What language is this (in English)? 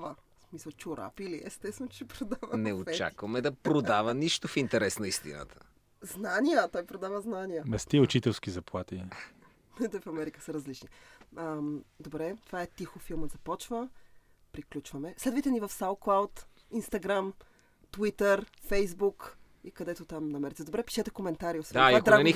Bulgarian